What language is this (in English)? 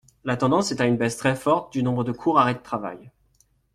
French